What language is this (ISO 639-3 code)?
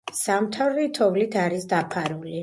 kat